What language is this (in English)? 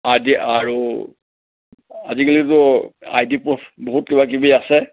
Assamese